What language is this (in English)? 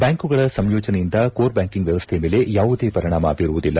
Kannada